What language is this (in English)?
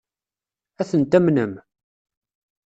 Kabyle